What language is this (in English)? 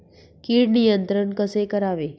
Marathi